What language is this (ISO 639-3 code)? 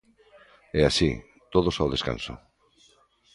glg